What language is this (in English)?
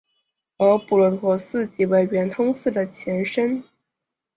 Chinese